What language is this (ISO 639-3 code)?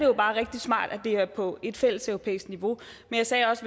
dan